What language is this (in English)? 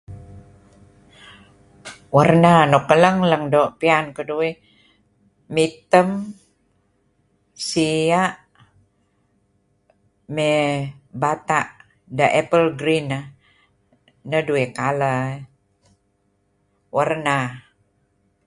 Kelabit